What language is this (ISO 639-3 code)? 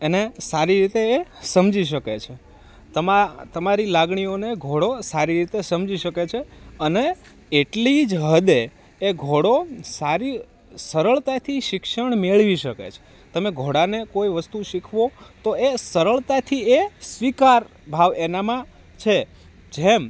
guj